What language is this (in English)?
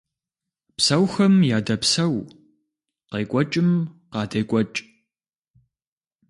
Kabardian